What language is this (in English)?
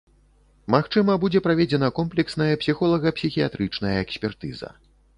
Belarusian